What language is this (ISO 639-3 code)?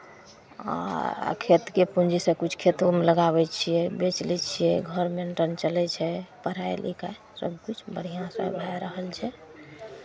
mai